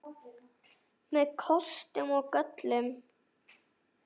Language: Icelandic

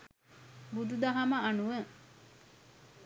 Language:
Sinhala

